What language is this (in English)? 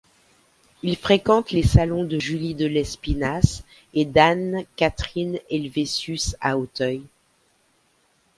French